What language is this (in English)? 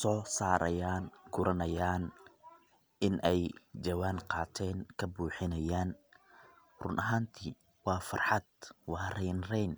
Somali